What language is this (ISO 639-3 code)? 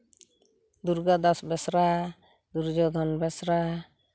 sat